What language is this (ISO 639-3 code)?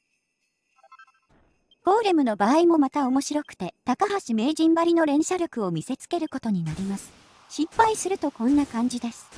jpn